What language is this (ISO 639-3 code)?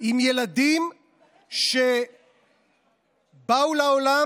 heb